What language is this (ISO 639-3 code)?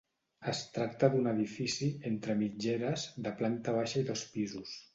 cat